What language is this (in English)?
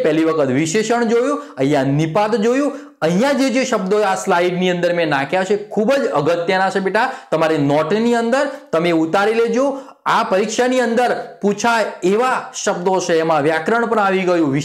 Hindi